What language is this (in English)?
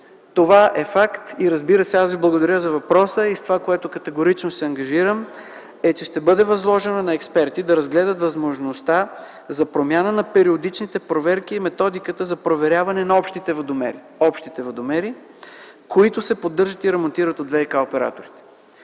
Bulgarian